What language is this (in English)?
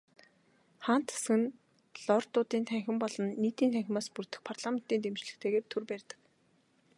Mongolian